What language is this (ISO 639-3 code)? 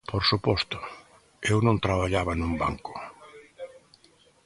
glg